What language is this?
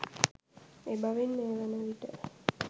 Sinhala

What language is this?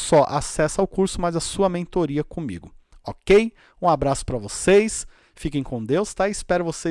Portuguese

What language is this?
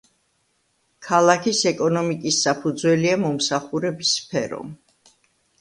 Georgian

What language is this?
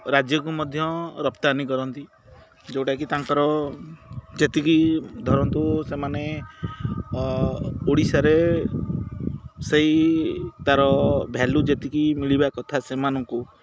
Odia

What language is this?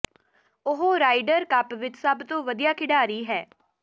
Punjabi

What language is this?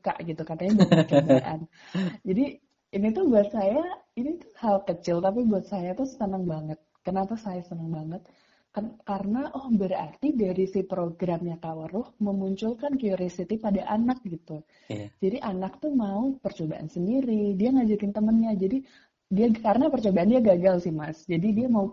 Indonesian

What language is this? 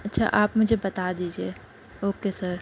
Urdu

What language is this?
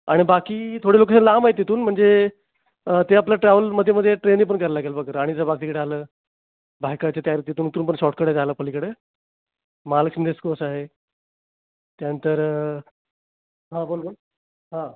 Marathi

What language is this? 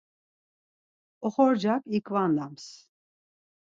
Laz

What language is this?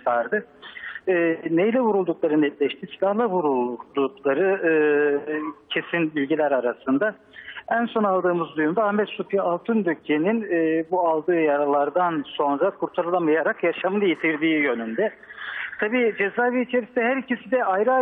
Turkish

